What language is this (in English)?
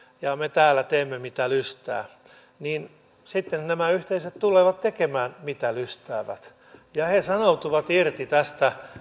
Finnish